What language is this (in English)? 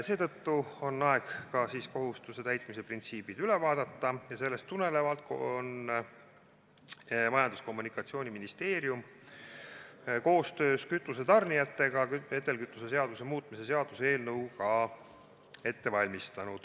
Estonian